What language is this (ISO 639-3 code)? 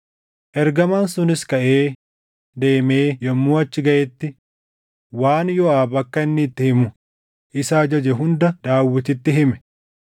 orm